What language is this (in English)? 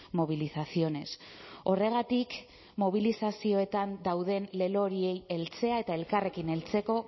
Basque